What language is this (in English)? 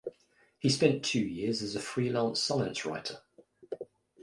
English